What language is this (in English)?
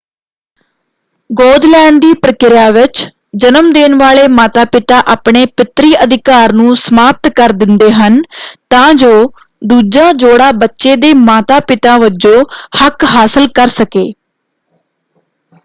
Punjabi